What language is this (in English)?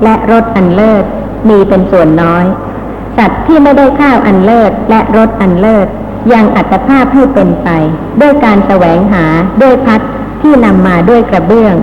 Thai